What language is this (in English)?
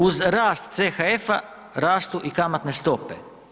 Croatian